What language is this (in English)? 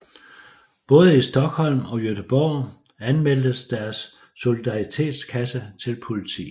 Danish